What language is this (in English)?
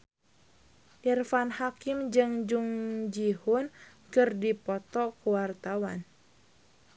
Sundanese